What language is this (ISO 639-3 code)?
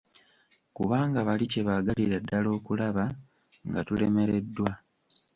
lug